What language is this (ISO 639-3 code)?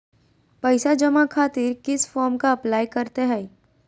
mag